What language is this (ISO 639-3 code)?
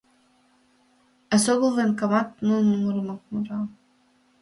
chm